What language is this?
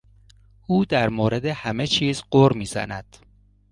Persian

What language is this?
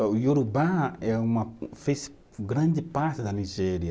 Portuguese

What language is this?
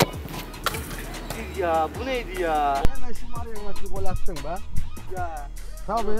Turkish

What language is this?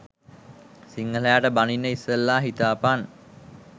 Sinhala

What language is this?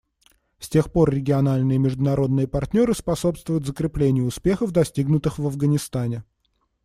Russian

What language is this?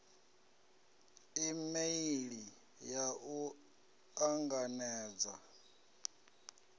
Venda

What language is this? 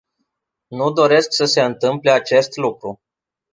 Romanian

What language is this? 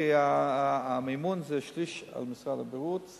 Hebrew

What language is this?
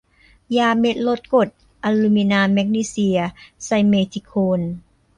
Thai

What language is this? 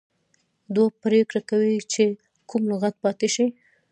Pashto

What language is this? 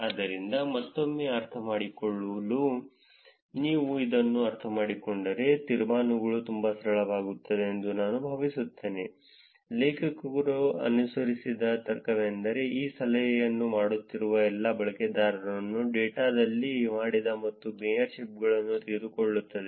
Kannada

